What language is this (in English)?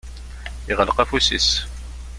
Kabyle